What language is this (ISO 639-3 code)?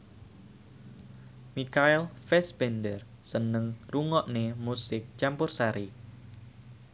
jav